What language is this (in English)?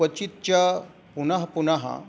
Sanskrit